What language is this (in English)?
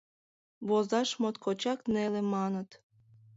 Mari